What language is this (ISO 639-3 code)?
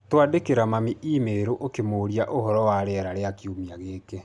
kik